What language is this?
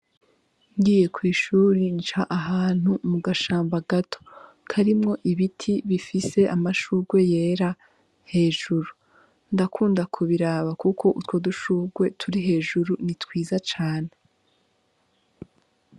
Rundi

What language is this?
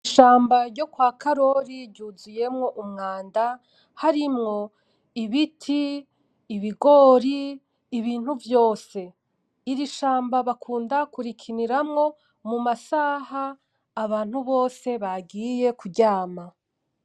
Rundi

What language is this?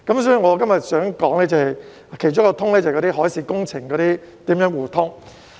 Cantonese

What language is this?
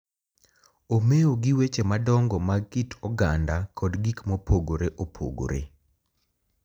Luo (Kenya and Tanzania)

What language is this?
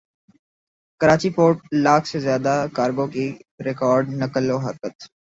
Urdu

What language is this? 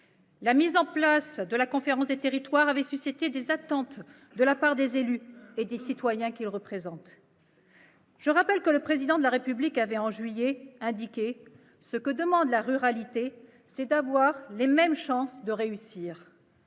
French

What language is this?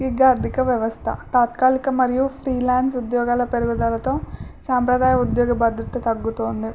Telugu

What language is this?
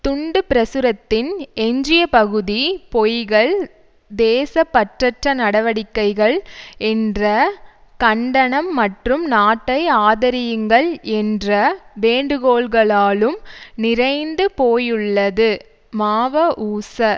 Tamil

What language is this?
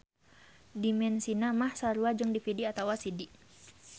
Sundanese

